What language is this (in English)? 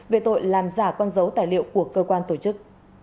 Vietnamese